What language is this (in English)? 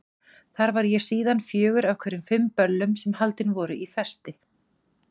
Icelandic